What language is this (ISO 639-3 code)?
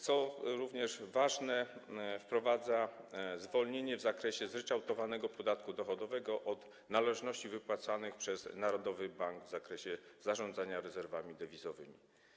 pol